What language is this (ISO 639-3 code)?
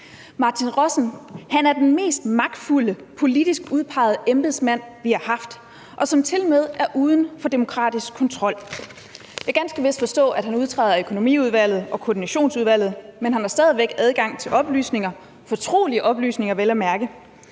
dan